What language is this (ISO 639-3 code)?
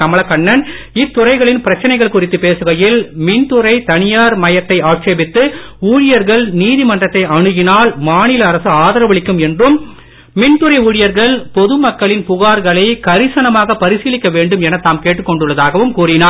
tam